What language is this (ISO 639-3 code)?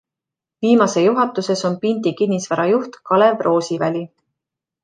est